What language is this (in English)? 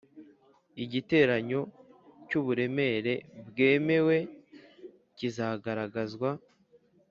Kinyarwanda